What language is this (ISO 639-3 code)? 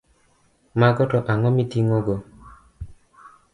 luo